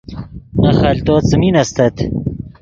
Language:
Yidgha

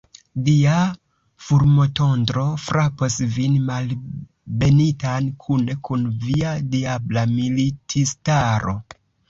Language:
Esperanto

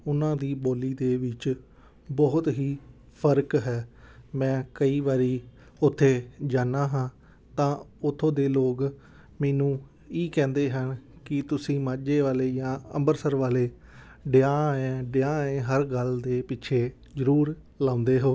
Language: Punjabi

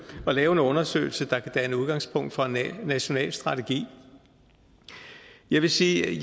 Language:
Danish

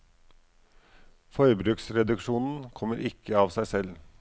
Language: Norwegian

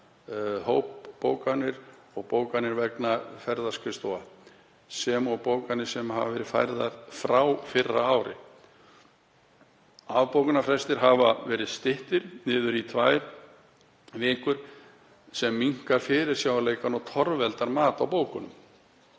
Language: Icelandic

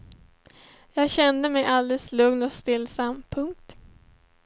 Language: Swedish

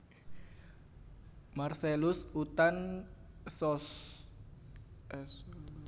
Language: Javanese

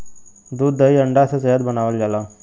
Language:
Bhojpuri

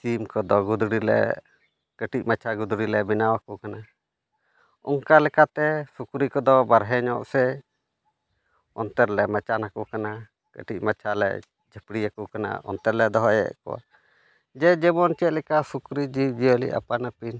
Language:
Santali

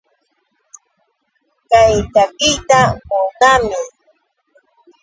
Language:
Yauyos Quechua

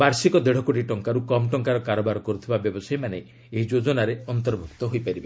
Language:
Odia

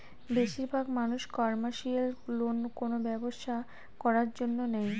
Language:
Bangla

